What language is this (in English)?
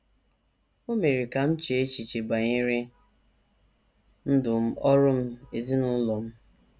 Igbo